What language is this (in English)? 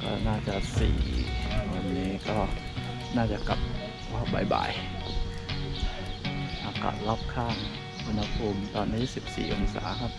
Thai